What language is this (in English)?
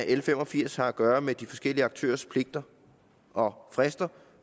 Danish